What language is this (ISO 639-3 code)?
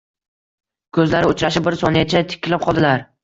uzb